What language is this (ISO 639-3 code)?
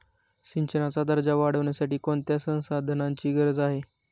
mar